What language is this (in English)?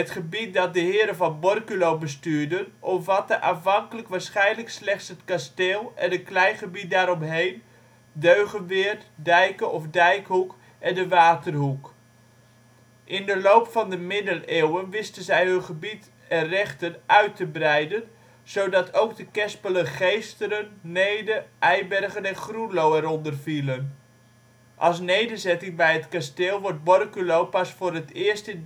Dutch